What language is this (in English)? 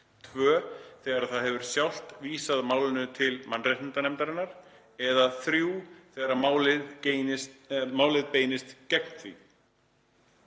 Icelandic